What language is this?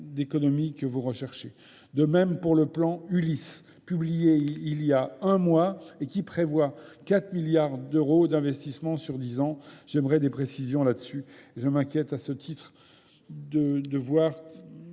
French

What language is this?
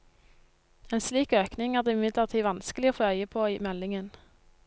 Norwegian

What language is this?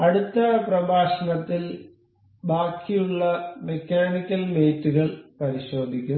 Malayalam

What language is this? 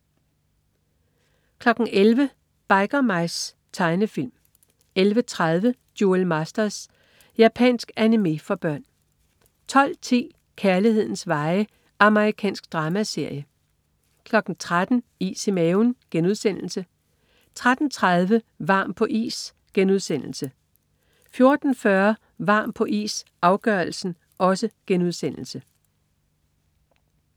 Danish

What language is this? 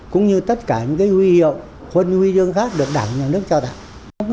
Vietnamese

